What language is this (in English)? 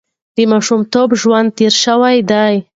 Pashto